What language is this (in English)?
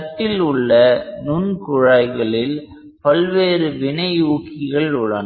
Tamil